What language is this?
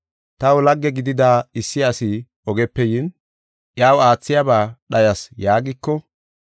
Gofa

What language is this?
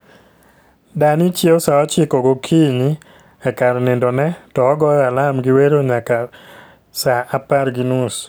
Luo (Kenya and Tanzania)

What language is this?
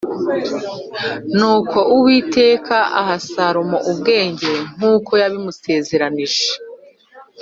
Kinyarwanda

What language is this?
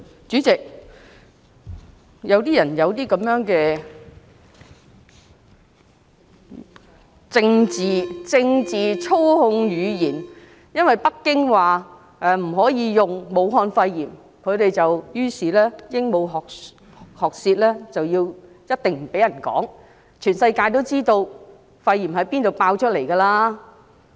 Cantonese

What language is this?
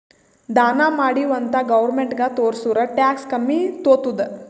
Kannada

